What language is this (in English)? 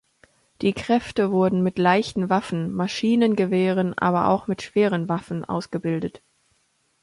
German